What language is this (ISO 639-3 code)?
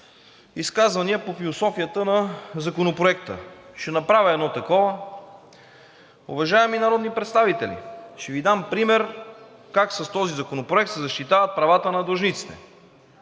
bul